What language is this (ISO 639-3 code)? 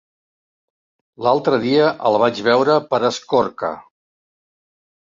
cat